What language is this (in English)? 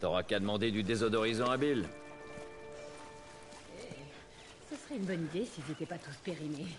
French